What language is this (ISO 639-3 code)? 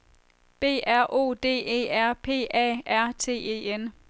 dan